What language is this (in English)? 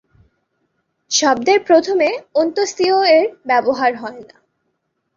Bangla